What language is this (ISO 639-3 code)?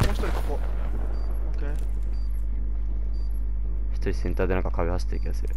jpn